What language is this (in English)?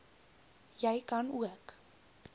Afrikaans